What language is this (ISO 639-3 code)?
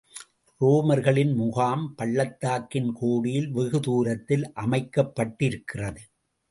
tam